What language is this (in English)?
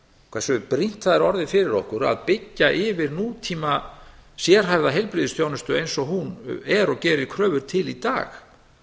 Icelandic